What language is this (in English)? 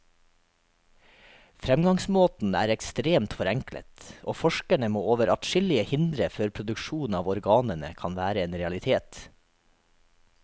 Norwegian